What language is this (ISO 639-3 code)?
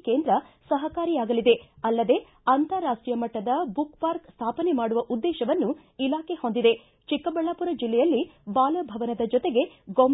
kan